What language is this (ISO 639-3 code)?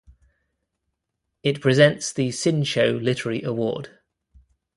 eng